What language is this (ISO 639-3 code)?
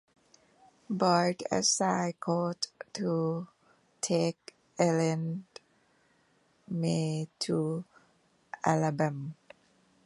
eng